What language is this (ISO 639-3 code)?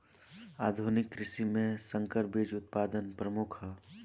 bho